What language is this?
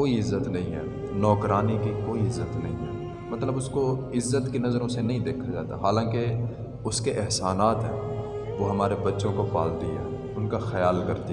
Urdu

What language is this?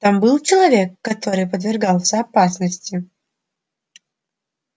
Russian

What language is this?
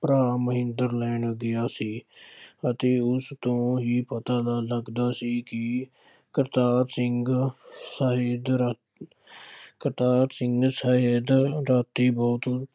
Punjabi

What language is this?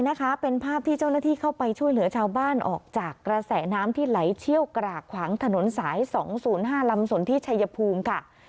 Thai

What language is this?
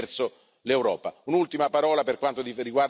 Italian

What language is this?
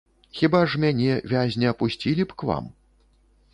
Belarusian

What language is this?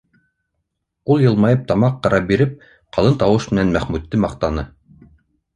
Bashkir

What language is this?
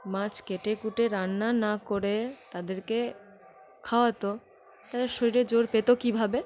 Bangla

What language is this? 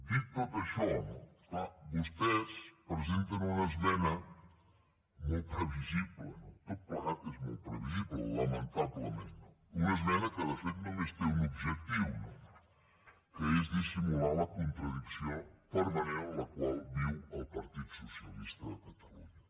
Catalan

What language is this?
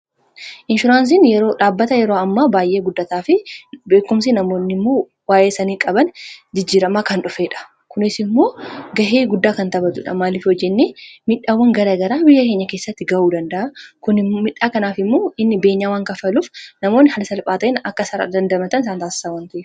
Oromo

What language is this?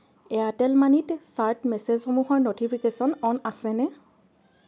Assamese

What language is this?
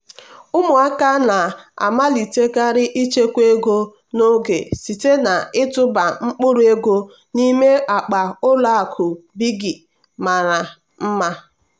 Igbo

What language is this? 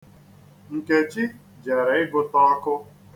Igbo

